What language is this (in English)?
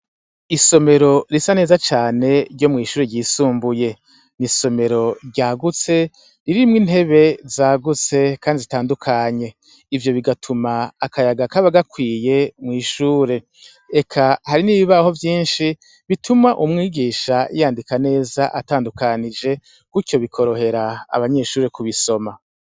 Rundi